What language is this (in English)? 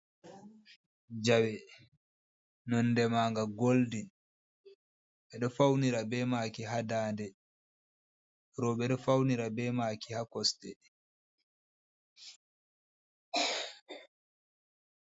Fula